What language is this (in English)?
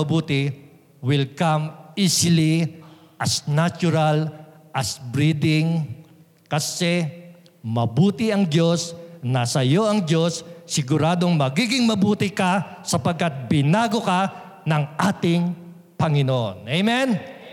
Filipino